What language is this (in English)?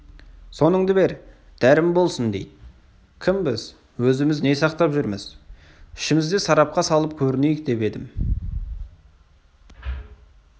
Kazakh